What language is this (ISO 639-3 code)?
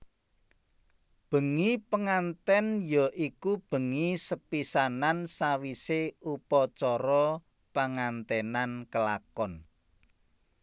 jav